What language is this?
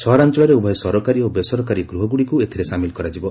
Odia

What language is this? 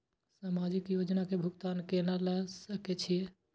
Maithili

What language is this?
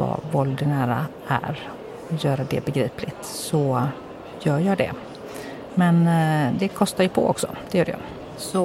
Swedish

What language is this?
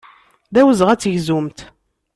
Kabyle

